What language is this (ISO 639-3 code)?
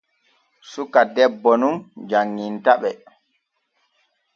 fue